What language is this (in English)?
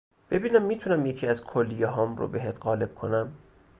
Persian